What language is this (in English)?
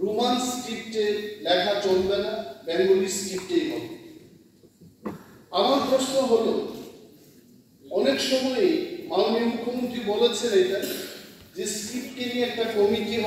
Bangla